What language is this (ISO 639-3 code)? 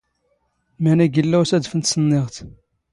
zgh